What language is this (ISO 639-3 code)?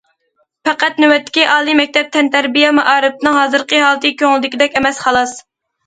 uig